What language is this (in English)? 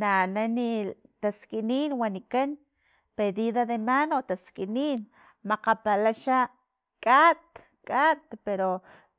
Filomena Mata-Coahuitlán Totonac